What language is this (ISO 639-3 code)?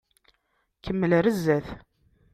kab